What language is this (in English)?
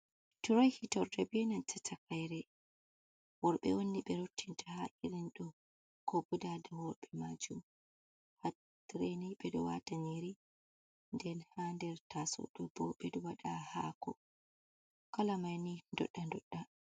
Fula